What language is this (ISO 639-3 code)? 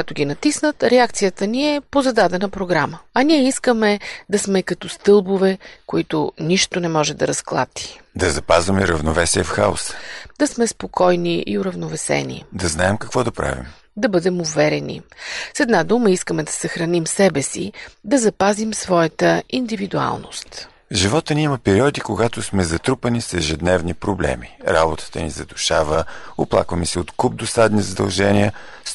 bul